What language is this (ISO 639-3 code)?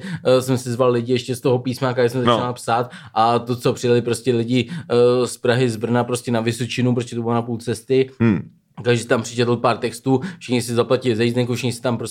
ces